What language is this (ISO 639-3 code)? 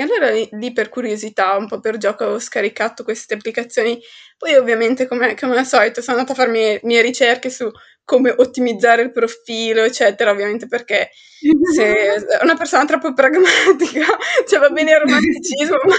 ita